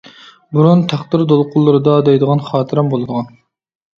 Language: Uyghur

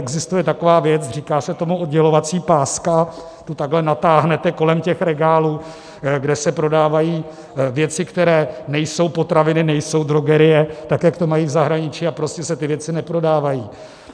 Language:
Czech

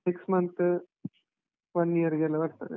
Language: Kannada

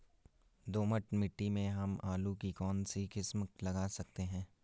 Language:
Hindi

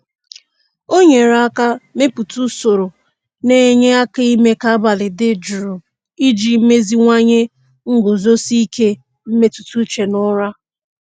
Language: Igbo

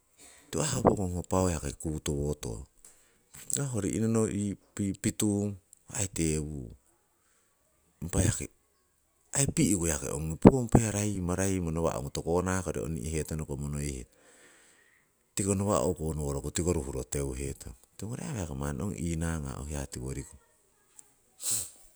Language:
Siwai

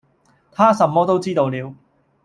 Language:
Cantonese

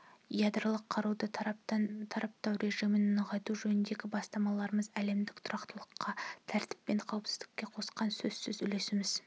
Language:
Kazakh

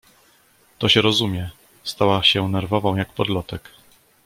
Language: Polish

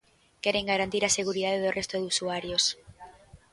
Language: Galician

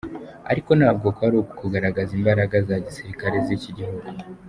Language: Kinyarwanda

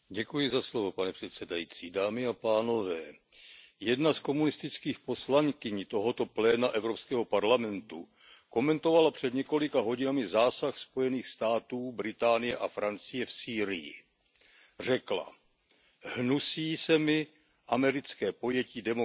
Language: Czech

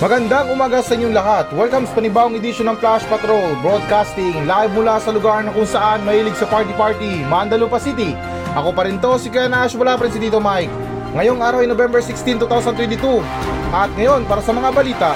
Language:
Filipino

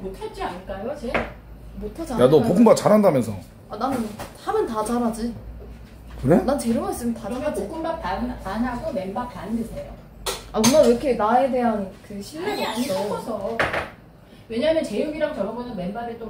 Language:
Korean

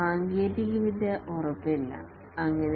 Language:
Malayalam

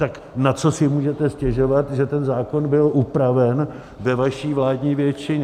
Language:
Czech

